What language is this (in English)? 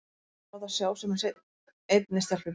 Icelandic